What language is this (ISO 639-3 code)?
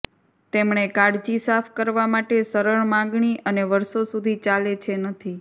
guj